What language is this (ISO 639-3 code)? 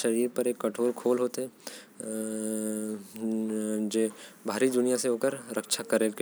kfp